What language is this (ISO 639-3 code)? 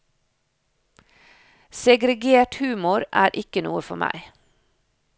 nor